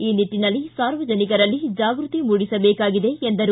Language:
Kannada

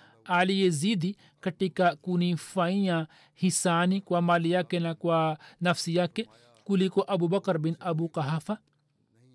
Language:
Swahili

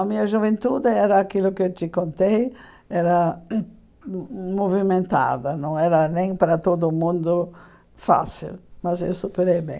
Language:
Portuguese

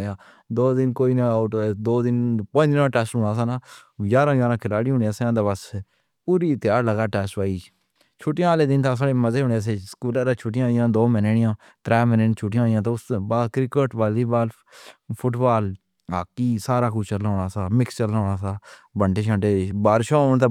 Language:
Pahari-Potwari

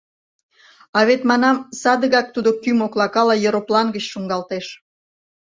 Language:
Mari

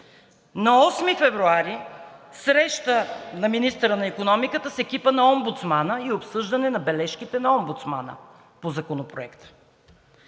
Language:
Bulgarian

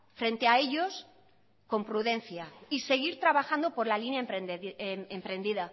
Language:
Spanish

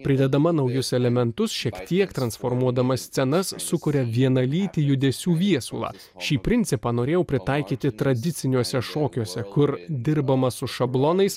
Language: Lithuanian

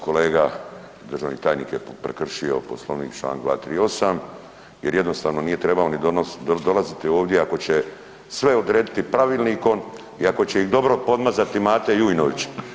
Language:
Croatian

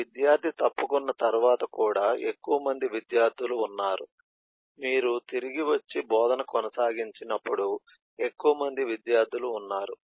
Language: Telugu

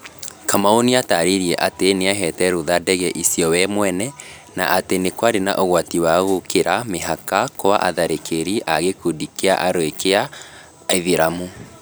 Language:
Kikuyu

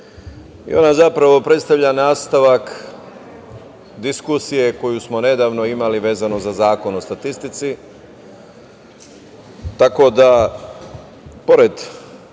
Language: Serbian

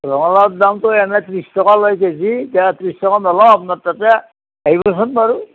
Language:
Assamese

